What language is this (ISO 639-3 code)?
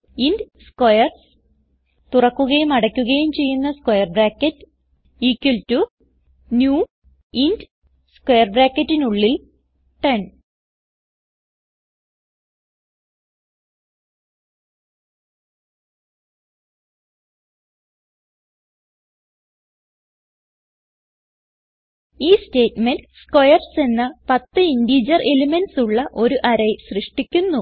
mal